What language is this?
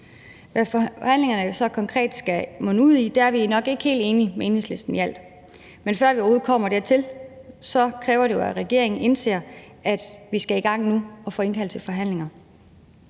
Danish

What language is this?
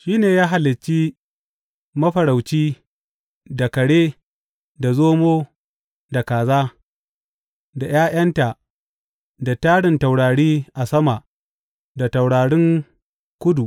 Hausa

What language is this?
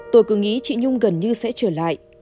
Vietnamese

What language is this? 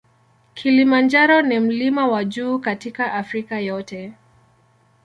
Swahili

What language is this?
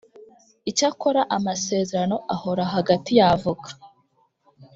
Kinyarwanda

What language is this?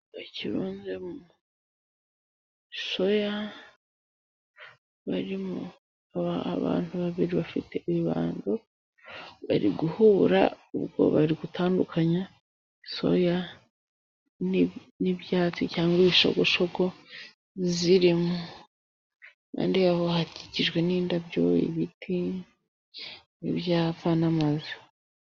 Kinyarwanda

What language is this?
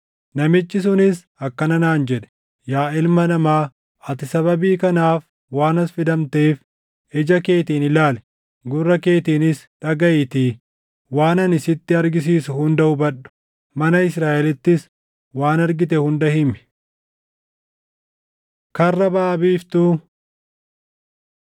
Oromo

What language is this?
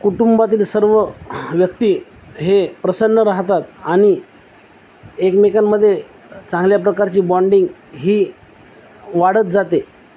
Marathi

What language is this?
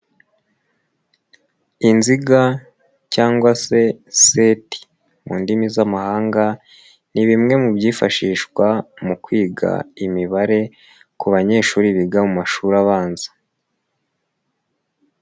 Kinyarwanda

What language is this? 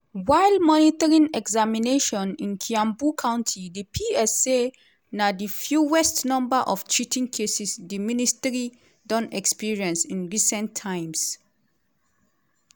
Nigerian Pidgin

